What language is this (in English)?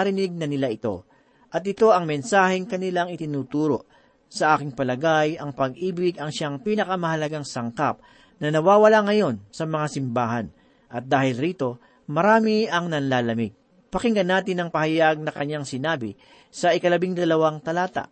Filipino